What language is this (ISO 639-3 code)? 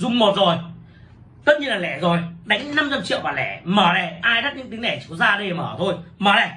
vie